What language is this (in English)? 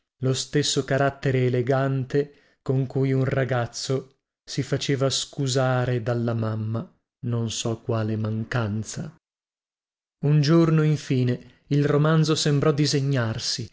Italian